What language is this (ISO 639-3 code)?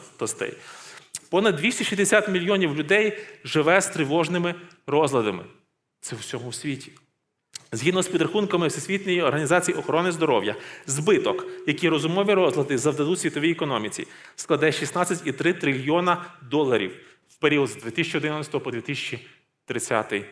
ukr